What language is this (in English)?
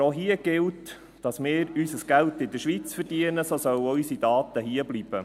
Swiss German